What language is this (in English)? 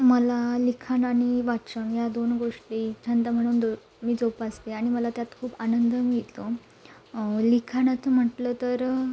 Marathi